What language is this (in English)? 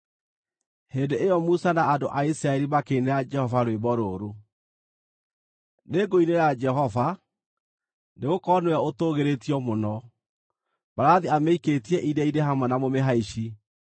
Kikuyu